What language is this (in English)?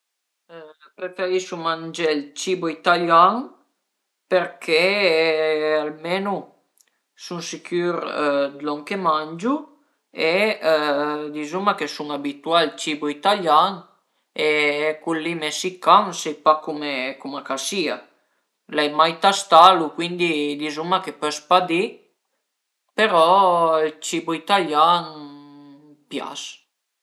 Piedmontese